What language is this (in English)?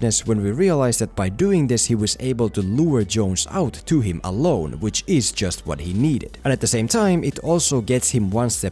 English